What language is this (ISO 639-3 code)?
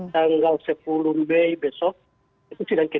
ind